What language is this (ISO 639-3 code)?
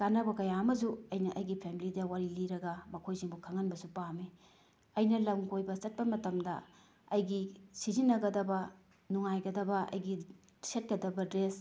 mni